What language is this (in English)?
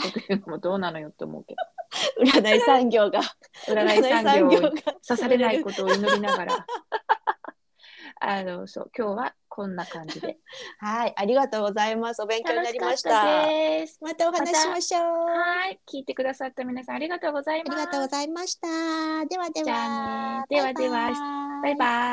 Japanese